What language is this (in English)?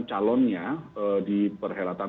Indonesian